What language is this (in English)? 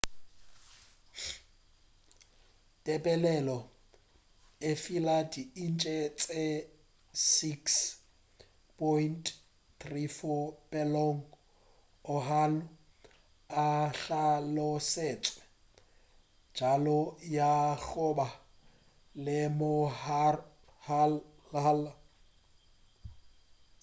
Northern Sotho